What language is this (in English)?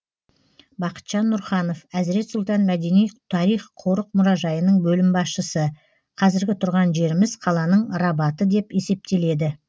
Kazakh